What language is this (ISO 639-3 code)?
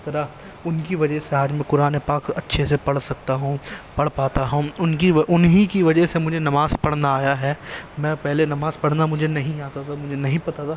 urd